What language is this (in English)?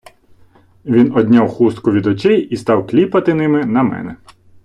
Ukrainian